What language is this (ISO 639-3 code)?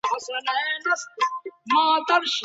pus